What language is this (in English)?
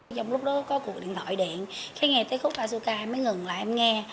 Vietnamese